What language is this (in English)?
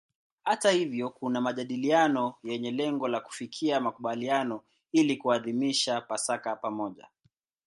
Swahili